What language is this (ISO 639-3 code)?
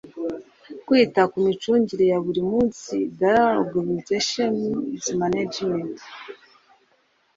kin